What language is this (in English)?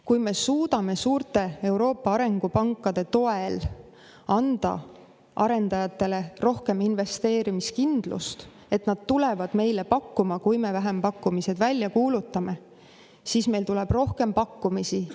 Estonian